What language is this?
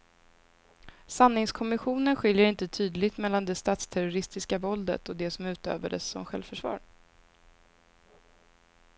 Swedish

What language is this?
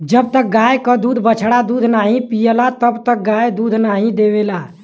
Bhojpuri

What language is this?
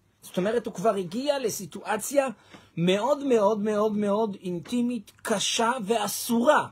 Hebrew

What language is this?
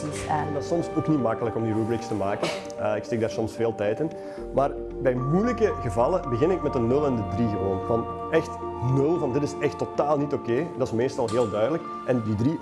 Dutch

